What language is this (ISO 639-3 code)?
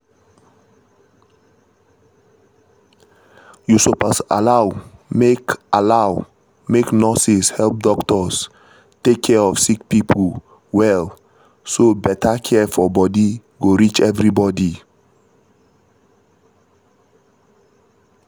pcm